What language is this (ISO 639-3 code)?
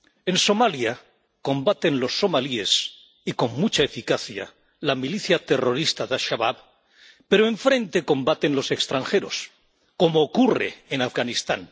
spa